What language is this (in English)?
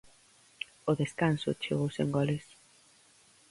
Galician